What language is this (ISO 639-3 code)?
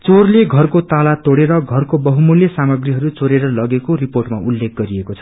nep